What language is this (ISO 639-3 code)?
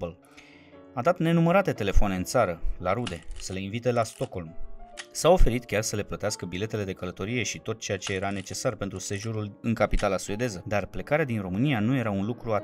ron